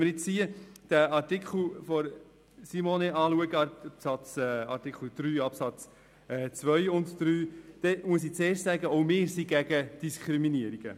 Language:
Swiss German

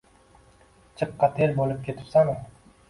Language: Uzbek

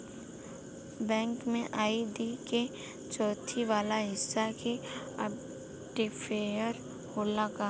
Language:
Bhojpuri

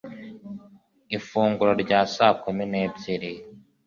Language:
Kinyarwanda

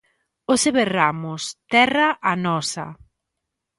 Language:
Galician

